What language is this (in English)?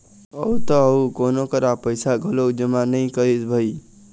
Chhattisgarhi